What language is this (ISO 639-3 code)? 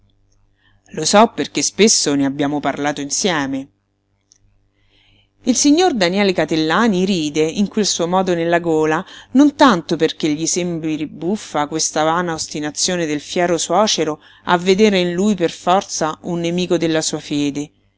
ita